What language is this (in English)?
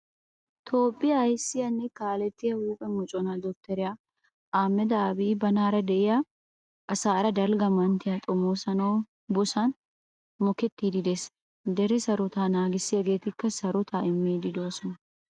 Wolaytta